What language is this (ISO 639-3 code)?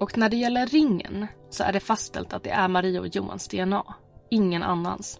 swe